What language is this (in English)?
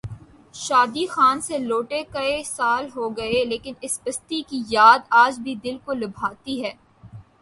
Urdu